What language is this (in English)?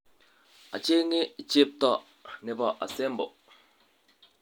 Kalenjin